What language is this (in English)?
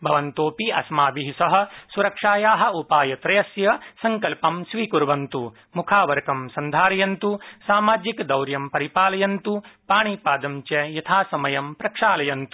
Sanskrit